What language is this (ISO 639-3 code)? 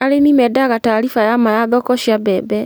kik